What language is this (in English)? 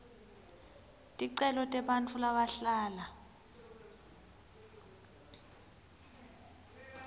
Swati